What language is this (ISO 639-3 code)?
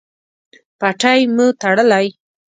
pus